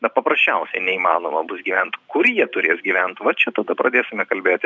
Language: Lithuanian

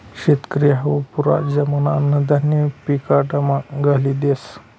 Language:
Marathi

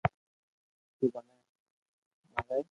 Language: Loarki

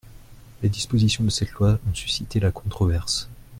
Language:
French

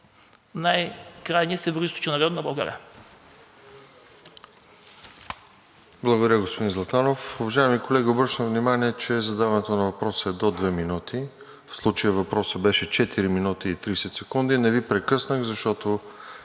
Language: Bulgarian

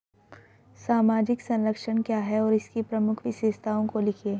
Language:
Hindi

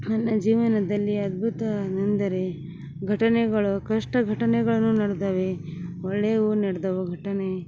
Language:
Kannada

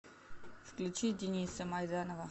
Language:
Russian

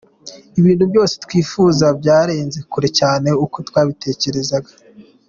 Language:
Kinyarwanda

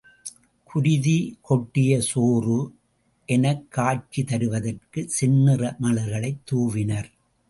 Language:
Tamil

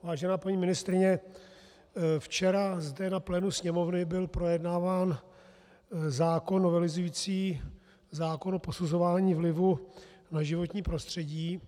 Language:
Czech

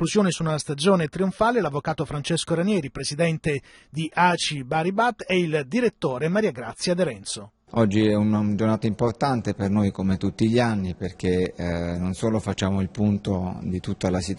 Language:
Italian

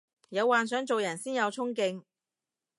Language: Cantonese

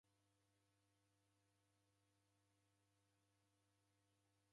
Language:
Taita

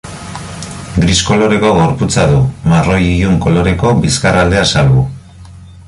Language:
Basque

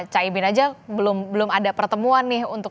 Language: Indonesian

